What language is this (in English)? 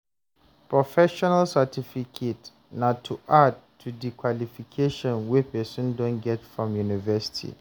Nigerian Pidgin